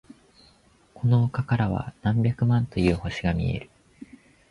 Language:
Japanese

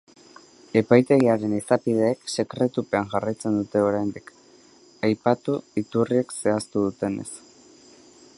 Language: Basque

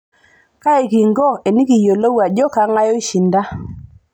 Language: Masai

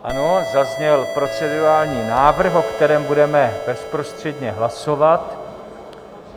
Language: Czech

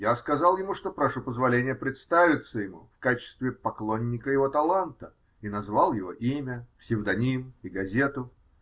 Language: Russian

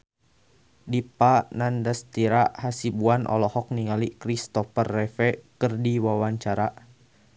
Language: Sundanese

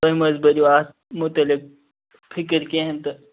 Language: Kashmiri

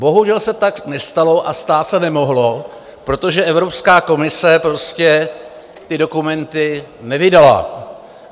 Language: Czech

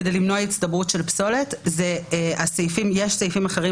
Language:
Hebrew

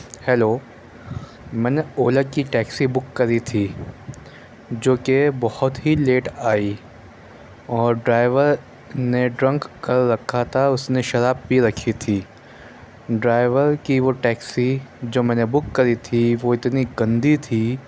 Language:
Urdu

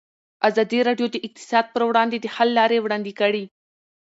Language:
Pashto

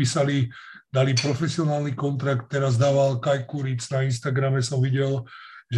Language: Slovak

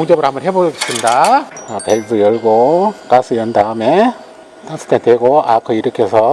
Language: Korean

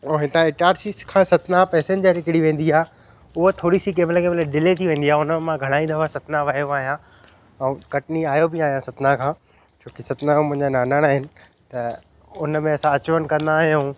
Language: Sindhi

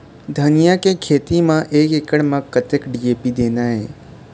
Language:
Chhattisgarhi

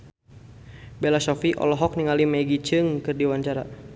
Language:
Sundanese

